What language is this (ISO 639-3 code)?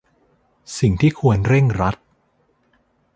tha